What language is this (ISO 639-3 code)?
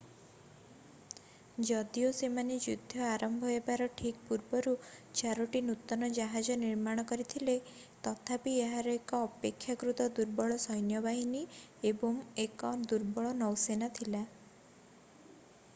ori